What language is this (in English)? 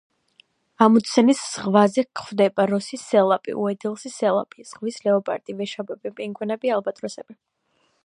Georgian